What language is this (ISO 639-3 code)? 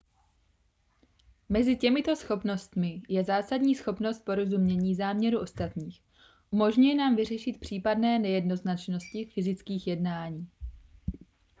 ces